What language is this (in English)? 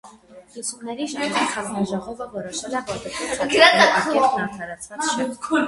Armenian